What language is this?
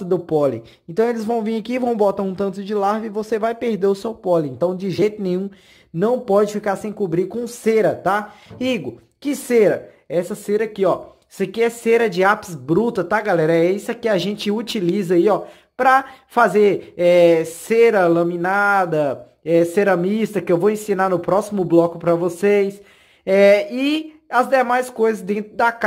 Portuguese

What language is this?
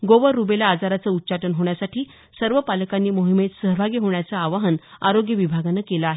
Marathi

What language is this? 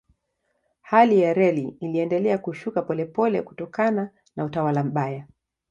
Swahili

